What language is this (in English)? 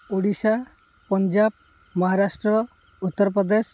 Odia